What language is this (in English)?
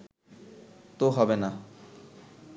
Bangla